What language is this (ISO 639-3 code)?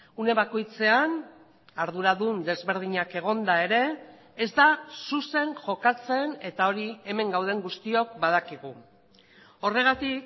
eus